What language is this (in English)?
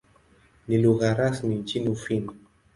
Swahili